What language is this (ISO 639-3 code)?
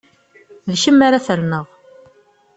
kab